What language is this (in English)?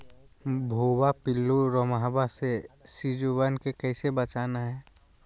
Magahi